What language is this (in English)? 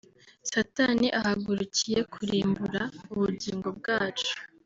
Kinyarwanda